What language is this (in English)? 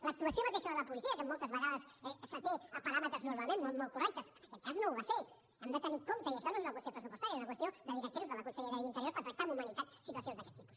Catalan